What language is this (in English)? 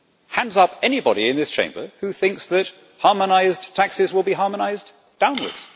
English